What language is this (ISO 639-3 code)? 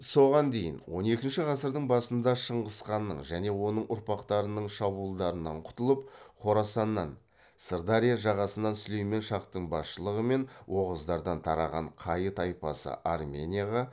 kaz